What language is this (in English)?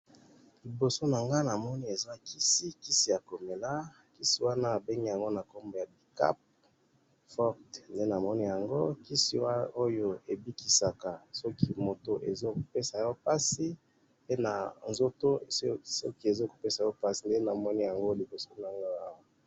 Lingala